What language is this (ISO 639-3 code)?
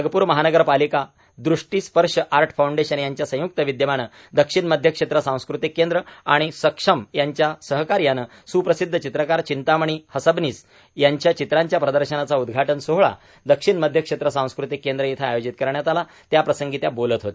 mar